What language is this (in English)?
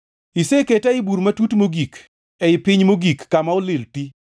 Luo (Kenya and Tanzania)